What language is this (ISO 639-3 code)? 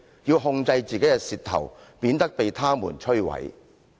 yue